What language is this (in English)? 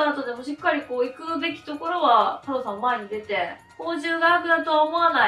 Japanese